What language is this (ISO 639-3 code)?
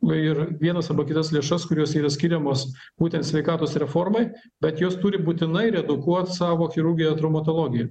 lit